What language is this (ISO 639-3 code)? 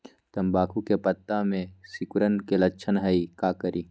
mag